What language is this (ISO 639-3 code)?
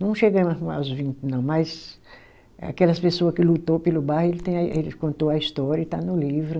por